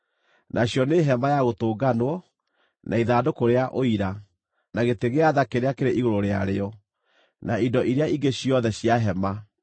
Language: Kikuyu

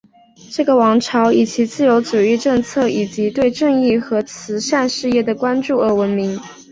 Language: Chinese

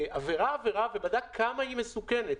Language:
Hebrew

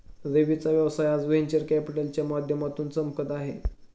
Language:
Marathi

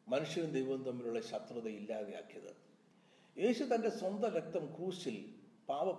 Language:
Malayalam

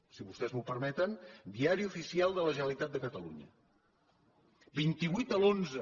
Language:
Catalan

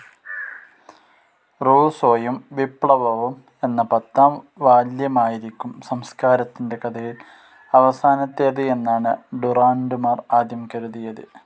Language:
Malayalam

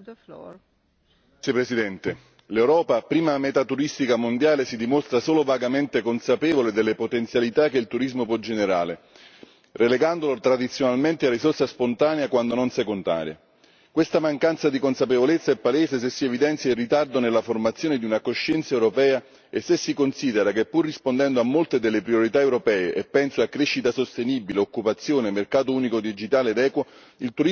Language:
Italian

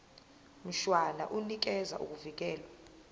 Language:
Zulu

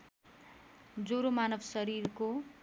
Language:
Nepali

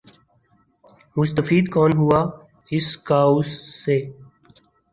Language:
Urdu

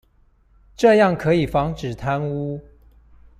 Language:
Chinese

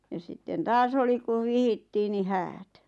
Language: Finnish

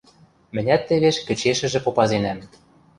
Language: Western Mari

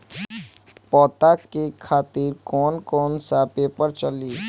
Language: Bhojpuri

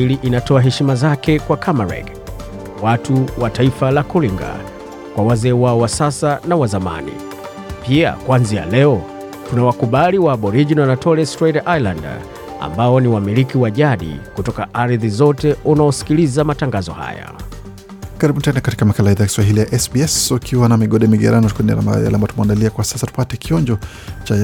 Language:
Swahili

